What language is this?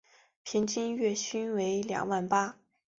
Chinese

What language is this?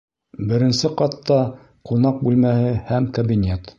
Bashkir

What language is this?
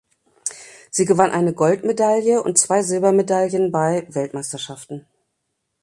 German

